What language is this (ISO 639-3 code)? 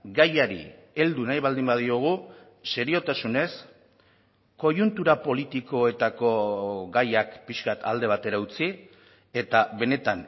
eus